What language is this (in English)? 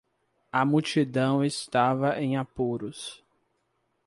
Portuguese